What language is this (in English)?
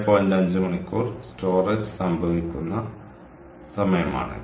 Malayalam